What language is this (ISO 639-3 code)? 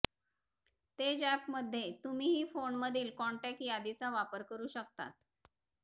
mar